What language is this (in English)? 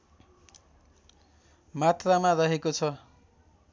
Nepali